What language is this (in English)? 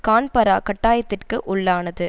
Tamil